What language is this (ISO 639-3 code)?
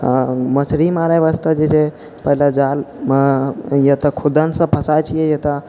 mai